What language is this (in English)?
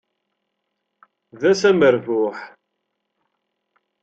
Kabyle